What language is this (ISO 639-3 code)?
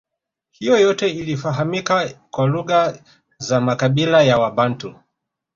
swa